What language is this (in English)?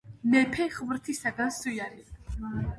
Georgian